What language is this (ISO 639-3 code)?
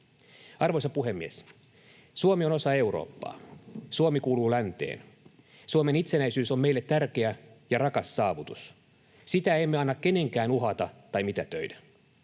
fin